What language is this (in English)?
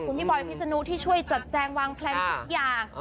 Thai